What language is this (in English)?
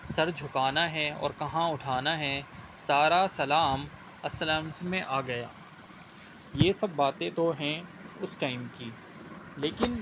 Urdu